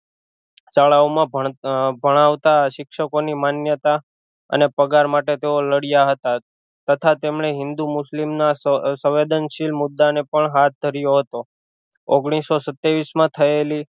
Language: Gujarati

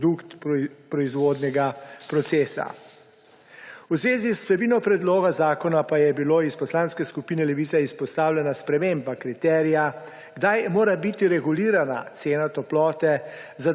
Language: Slovenian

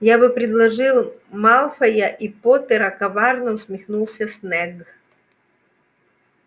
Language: Russian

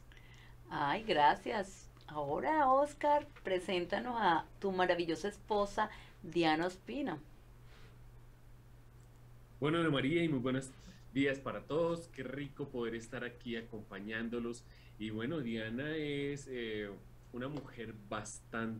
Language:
Spanish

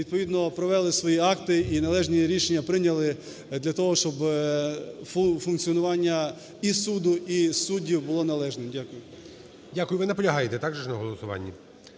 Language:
Ukrainian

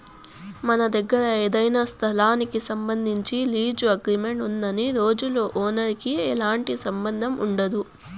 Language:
Telugu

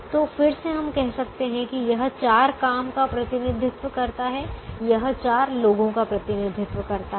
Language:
Hindi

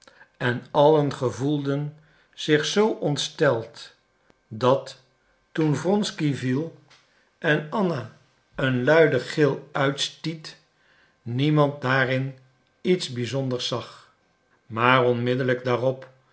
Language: Dutch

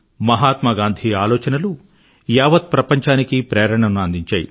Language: Telugu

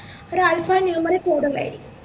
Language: Malayalam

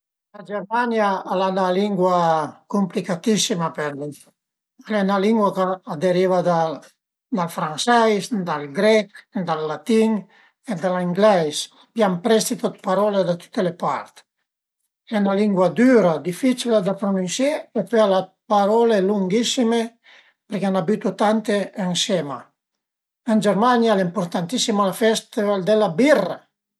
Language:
Piedmontese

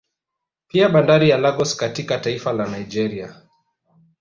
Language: Swahili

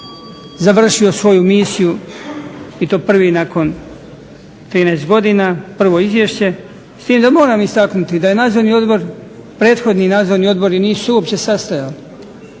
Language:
Croatian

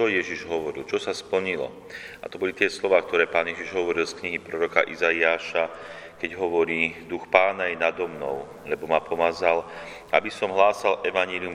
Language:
Slovak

